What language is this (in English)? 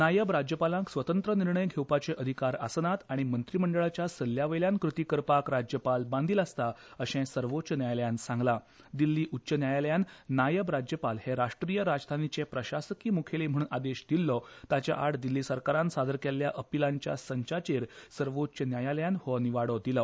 Konkani